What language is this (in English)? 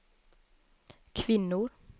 Swedish